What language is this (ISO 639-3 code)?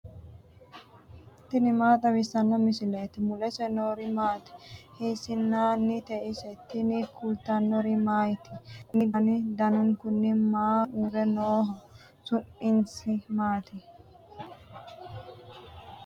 sid